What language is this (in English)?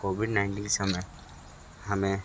Hindi